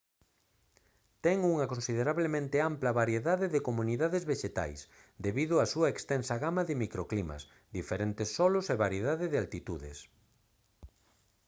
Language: Galician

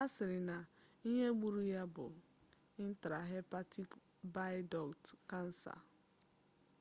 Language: Igbo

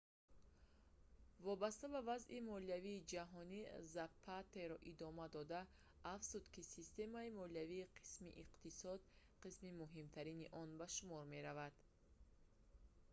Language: Tajik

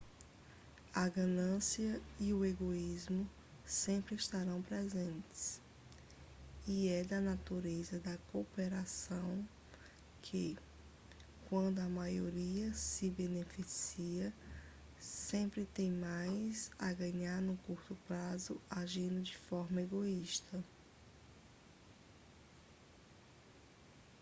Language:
Portuguese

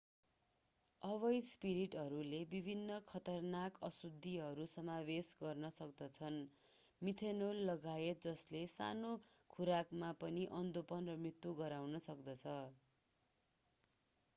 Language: Nepali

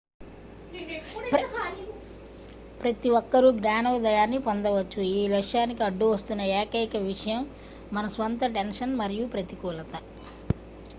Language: Telugu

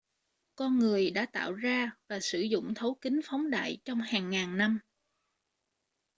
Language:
Vietnamese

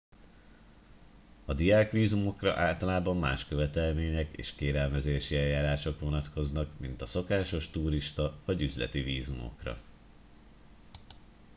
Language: Hungarian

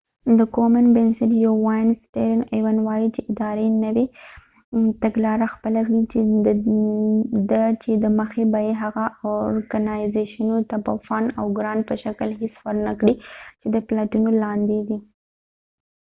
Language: Pashto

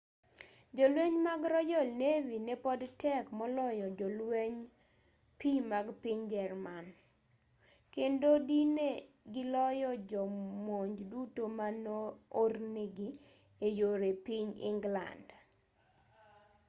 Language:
Luo (Kenya and Tanzania)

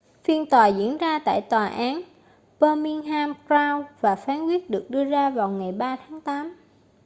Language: Vietnamese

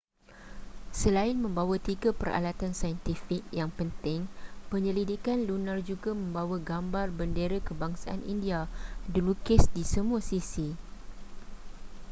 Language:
Malay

